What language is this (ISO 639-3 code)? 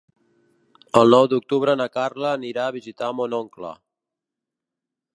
cat